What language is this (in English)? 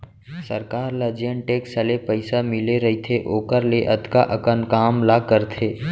Chhattisgarhi